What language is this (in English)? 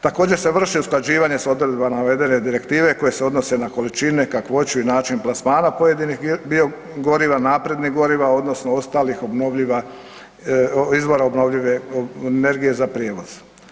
Croatian